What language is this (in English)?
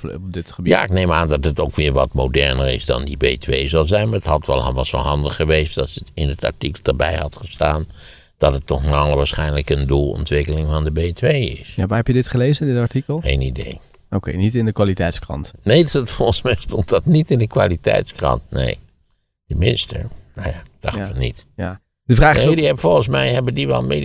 Dutch